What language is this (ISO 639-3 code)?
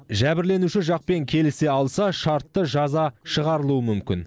kaz